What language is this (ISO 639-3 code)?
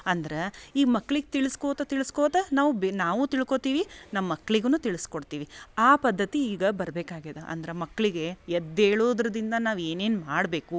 kan